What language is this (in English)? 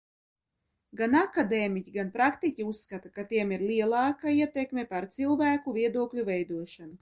Latvian